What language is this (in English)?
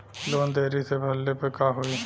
Bhojpuri